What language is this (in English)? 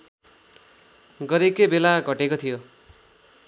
Nepali